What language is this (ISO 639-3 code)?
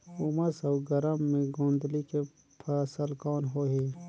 hne